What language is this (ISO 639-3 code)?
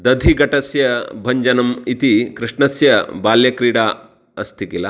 san